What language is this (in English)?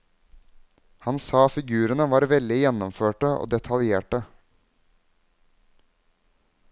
Norwegian